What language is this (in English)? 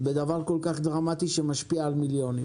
Hebrew